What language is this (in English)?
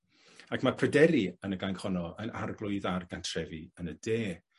Welsh